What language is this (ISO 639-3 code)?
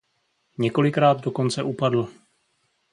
ces